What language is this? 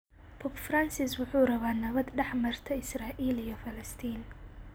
Somali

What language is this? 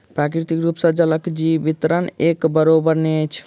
Maithili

